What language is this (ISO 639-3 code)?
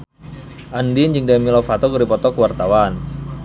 sun